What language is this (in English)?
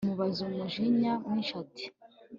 Kinyarwanda